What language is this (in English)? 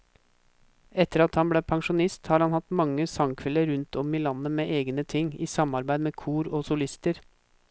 Norwegian